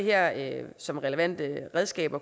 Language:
Danish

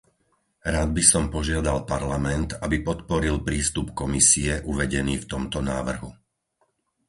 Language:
Slovak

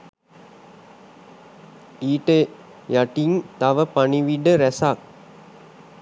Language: Sinhala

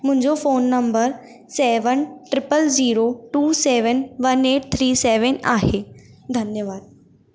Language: Sindhi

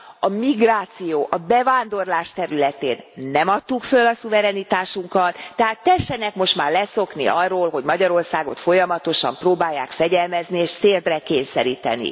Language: Hungarian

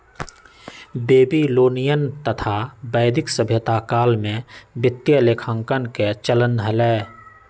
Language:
Magahi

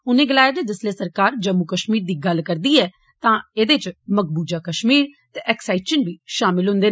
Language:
Dogri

